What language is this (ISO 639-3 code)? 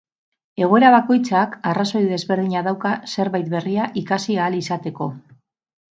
eus